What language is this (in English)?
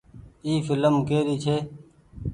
Goaria